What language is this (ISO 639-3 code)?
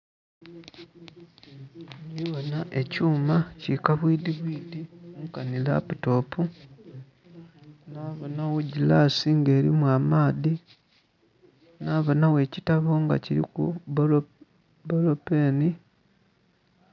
xog